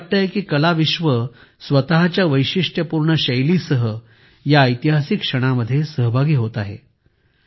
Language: Marathi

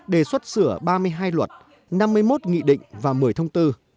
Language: Vietnamese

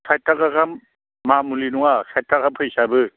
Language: Bodo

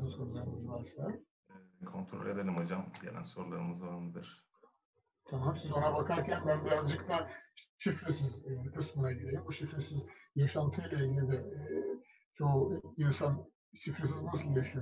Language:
Turkish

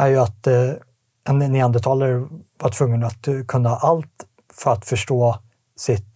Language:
Swedish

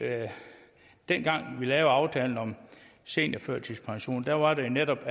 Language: Danish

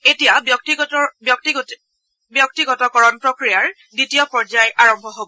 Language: Assamese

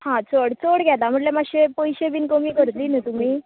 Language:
Konkani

